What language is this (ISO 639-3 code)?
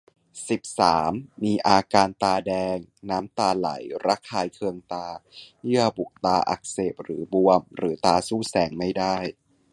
tha